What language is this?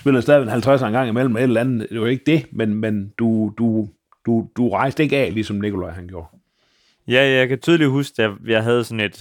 Danish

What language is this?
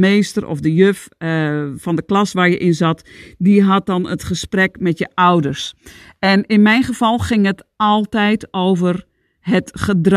Dutch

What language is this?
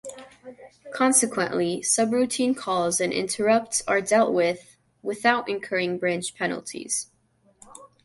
English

